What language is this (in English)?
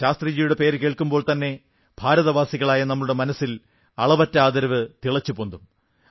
Malayalam